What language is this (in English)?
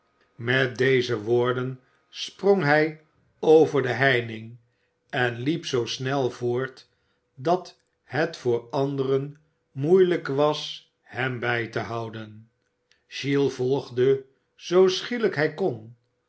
Dutch